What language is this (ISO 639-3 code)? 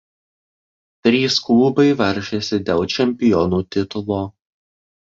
lit